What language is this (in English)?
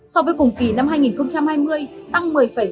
Vietnamese